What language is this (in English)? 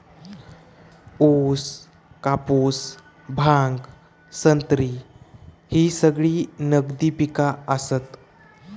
Marathi